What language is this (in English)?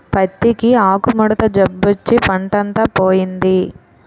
Telugu